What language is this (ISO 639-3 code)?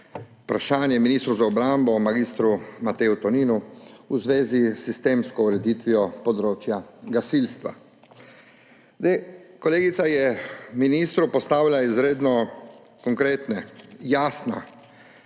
slv